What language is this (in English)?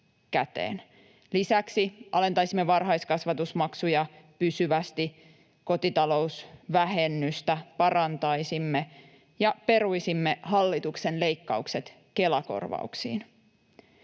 Finnish